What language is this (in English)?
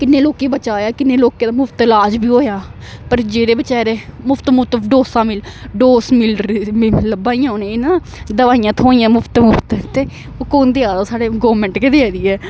Dogri